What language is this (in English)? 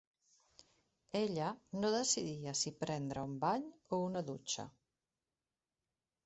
Catalan